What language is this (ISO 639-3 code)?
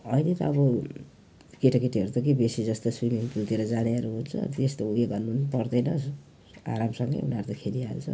nep